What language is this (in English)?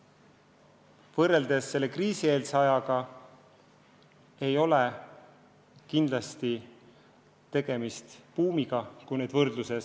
Estonian